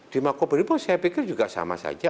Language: Indonesian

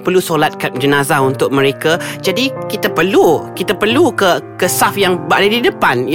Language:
Malay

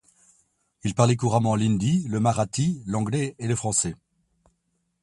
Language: French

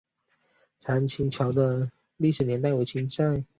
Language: Chinese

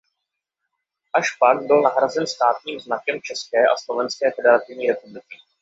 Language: Czech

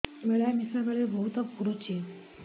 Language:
Odia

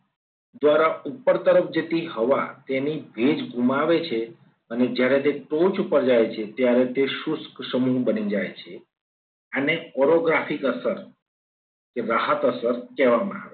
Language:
Gujarati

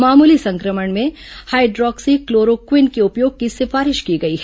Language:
Hindi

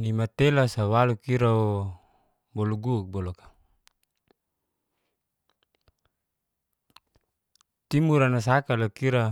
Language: Geser-Gorom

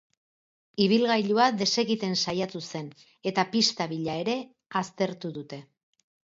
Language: Basque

